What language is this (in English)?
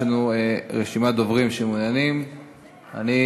Hebrew